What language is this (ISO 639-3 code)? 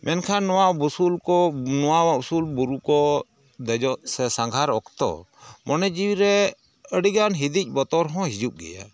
sat